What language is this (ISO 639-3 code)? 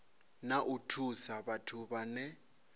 ven